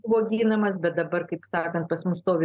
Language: Lithuanian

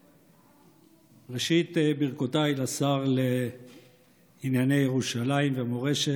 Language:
Hebrew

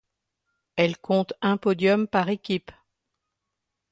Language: French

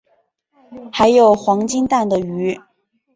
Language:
Chinese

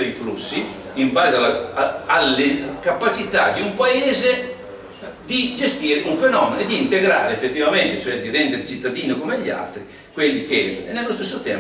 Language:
Italian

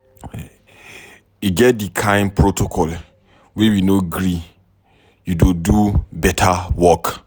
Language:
Nigerian Pidgin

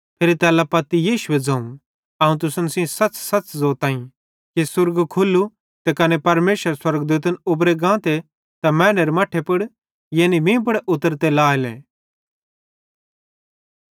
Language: Bhadrawahi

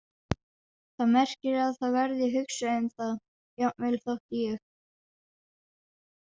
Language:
Icelandic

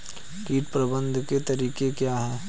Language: Hindi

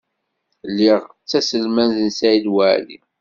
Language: Kabyle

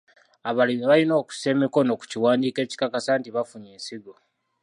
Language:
Ganda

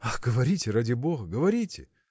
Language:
Russian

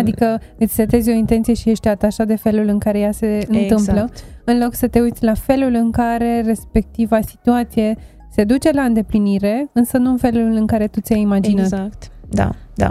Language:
Romanian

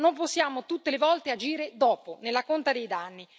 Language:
Italian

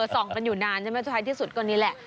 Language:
Thai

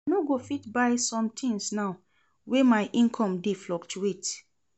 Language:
Nigerian Pidgin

